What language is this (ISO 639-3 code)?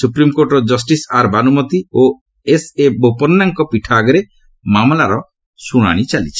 ori